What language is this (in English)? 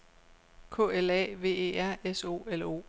Danish